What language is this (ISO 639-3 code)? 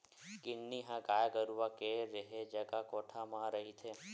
hne